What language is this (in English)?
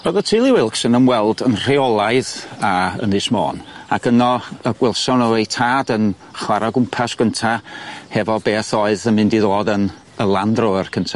Welsh